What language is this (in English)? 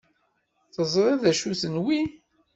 Kabyle